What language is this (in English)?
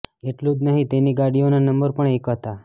Gujarati